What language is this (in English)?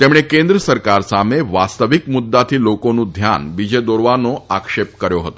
Gujarati